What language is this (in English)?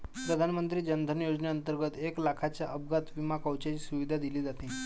Marathi